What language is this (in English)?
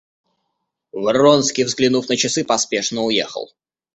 Russian